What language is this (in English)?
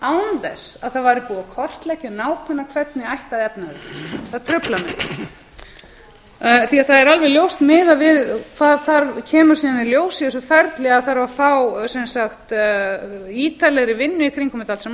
Icelandic